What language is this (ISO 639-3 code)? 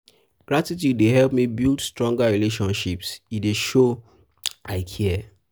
pcm